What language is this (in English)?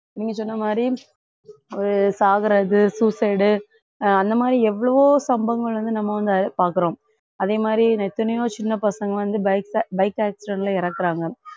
Tamil